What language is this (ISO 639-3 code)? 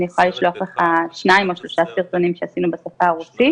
heb